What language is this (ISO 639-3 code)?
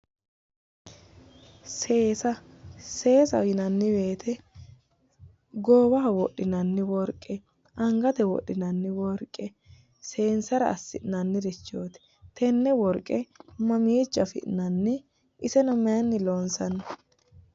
sid